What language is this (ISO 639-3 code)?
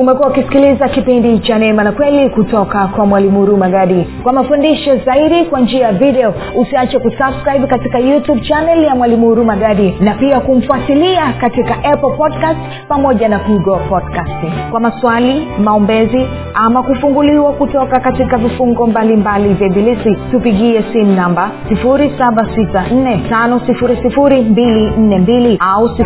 swa